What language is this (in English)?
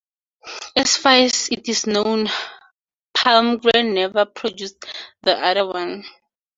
English